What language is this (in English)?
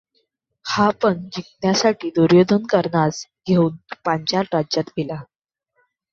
Marathi